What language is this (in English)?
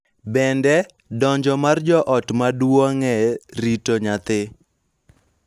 Luo (Kenya and Tanzania)